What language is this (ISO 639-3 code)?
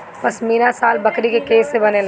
bho